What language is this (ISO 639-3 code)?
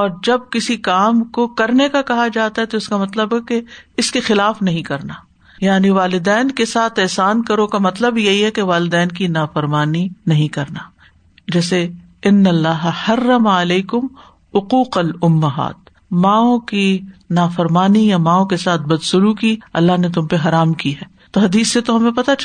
urd